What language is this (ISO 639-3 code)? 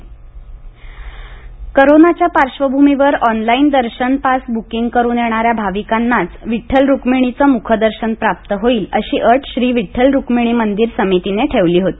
mar